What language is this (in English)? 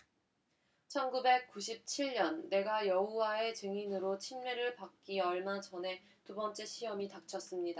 Korean